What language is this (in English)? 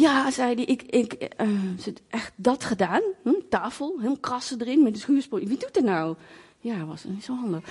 Dutch